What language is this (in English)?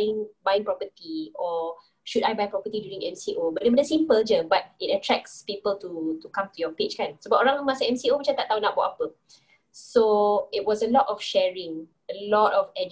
Malay